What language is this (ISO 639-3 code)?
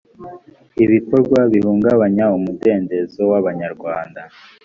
kin